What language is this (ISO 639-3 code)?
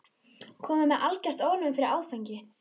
isl